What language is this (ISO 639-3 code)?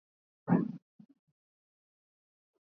swa